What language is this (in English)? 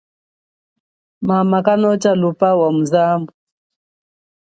Chokwe